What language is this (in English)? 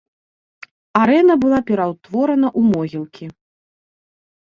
Belarusian